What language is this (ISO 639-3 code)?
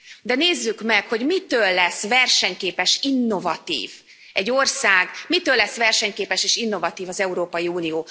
hun